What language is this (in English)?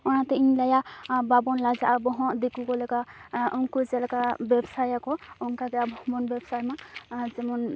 Santali